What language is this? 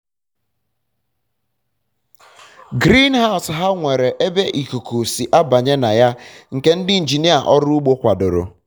Igbo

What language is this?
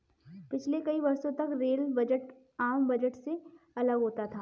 Hindi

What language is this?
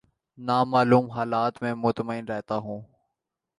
Urdu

